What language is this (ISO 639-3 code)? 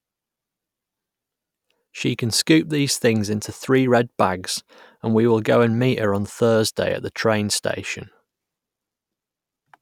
eng